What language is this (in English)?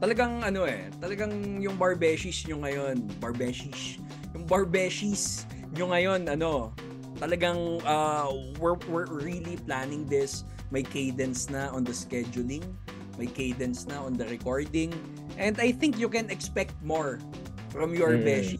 Filipino